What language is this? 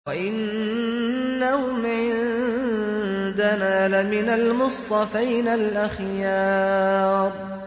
Arabic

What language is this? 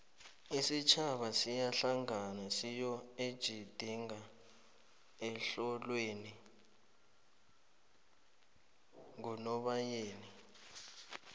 South Ndebele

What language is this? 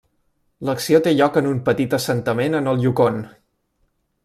Catalan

